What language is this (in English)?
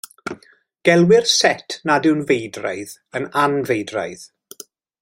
Welsh